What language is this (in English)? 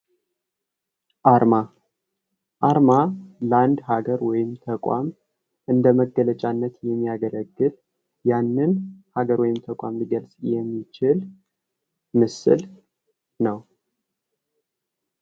Amharic